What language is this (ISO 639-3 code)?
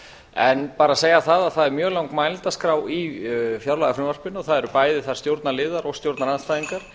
isl